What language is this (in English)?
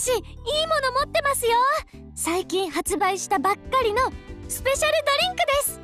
Japanese